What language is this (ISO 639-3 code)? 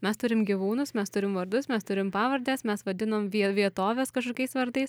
lit